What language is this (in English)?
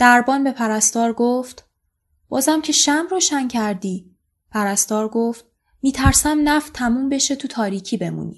Persian